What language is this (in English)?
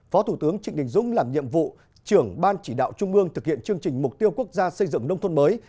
Vietnamese